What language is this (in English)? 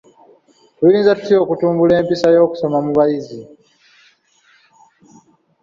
Ganda